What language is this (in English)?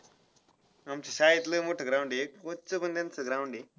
Marathi